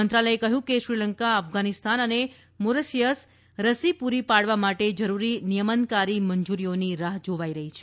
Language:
Gujarati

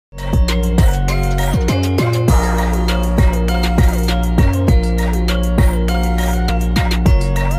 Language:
Indonesian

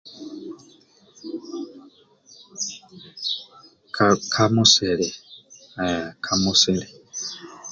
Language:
Amba (Uganda)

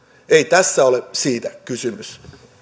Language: Finnish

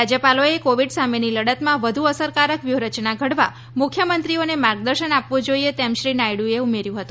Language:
Gujarati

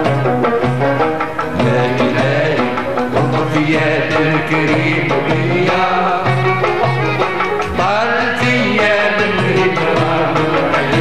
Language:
Arabic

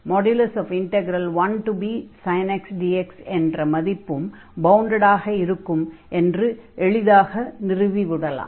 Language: Tamil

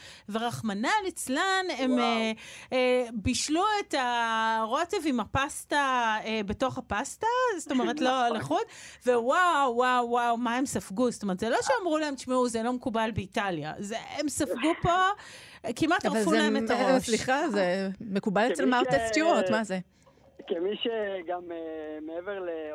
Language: Hebrew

